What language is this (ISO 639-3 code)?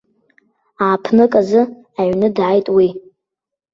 abk